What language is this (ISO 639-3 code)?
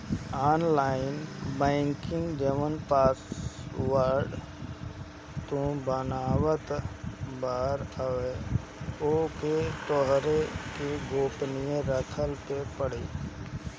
bho